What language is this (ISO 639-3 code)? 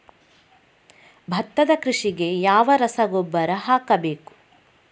kan